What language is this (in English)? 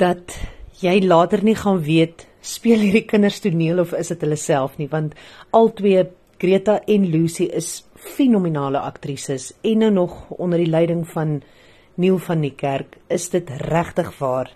English